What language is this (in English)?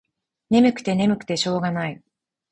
Japanese